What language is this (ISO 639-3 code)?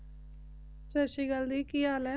pan